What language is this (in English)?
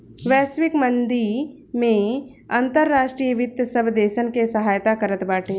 Bhojpuri